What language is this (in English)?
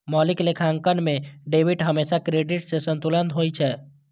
Maithili